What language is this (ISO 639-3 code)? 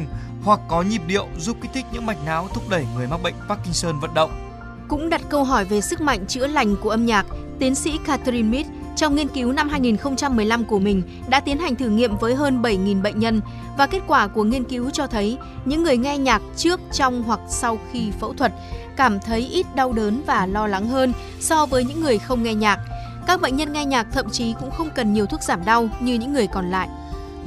vie